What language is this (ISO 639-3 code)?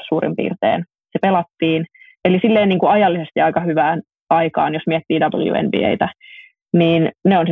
fin